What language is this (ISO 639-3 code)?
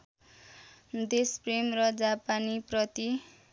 nep